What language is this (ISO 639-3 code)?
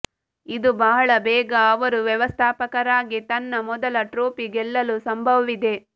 kan